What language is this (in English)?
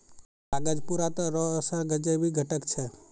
Maithili